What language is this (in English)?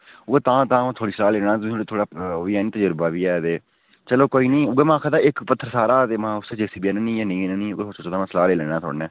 Dogri